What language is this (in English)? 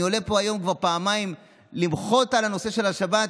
Hebrew